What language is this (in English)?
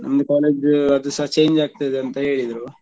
Kannada